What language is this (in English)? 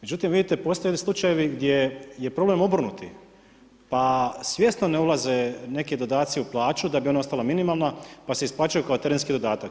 Croatian